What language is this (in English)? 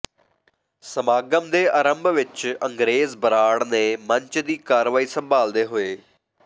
Punjabi